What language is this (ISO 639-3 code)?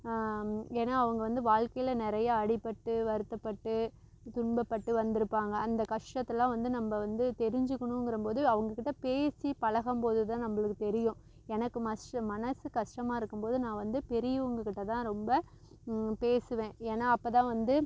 tam